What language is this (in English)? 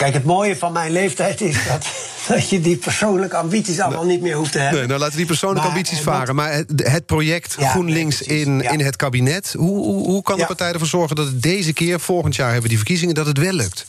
Dutch